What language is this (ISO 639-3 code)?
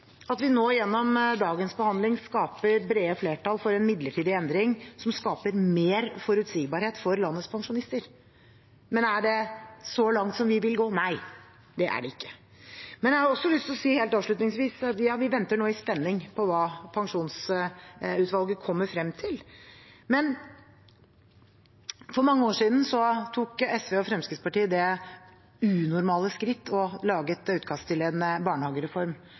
nob